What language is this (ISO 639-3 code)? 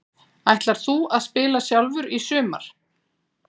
isl